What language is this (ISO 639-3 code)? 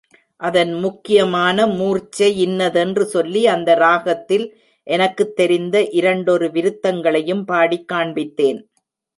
tam